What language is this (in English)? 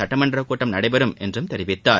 Tamil